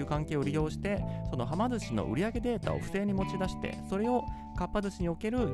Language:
Japanese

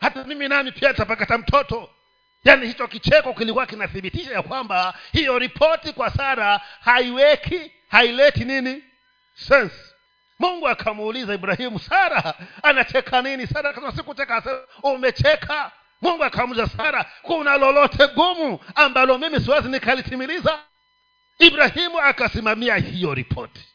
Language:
Swahili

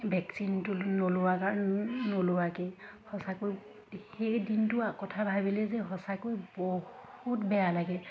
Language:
Assamese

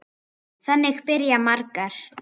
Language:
Icelandic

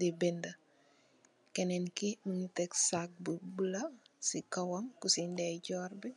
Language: Wolof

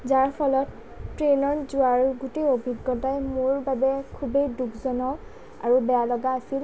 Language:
Assamese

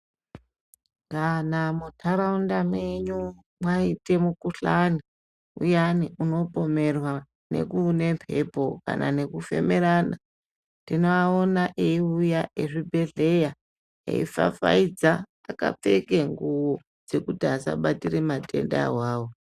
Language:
Ndau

